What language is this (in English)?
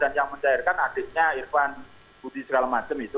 Indonesian